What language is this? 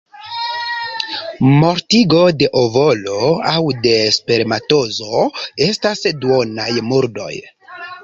Esperanto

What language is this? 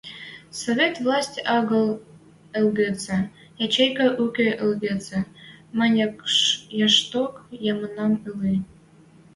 Western Mari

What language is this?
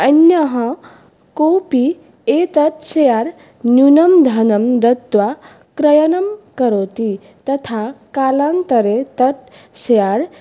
Sanskrit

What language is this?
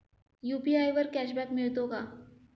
Marathi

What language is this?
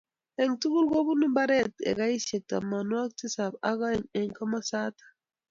Kalenjin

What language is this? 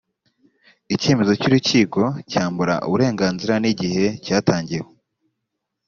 Kinyarwanda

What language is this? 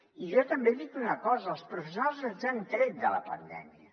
Catalan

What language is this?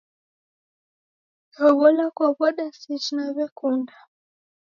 Taita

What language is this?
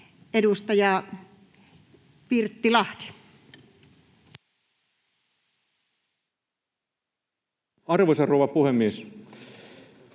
Finnish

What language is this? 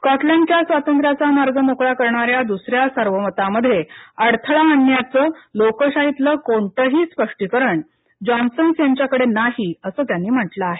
Marathi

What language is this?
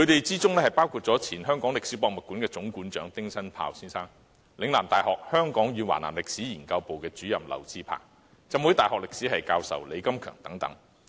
Cantonese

